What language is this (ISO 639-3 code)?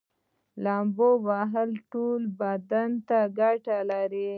pus